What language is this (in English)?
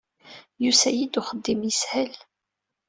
Kabyle